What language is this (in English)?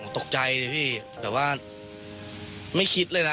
Thai